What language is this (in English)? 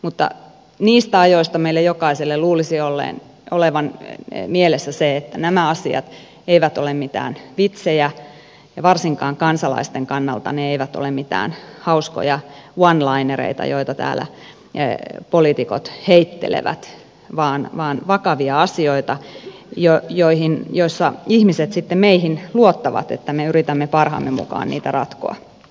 Finnish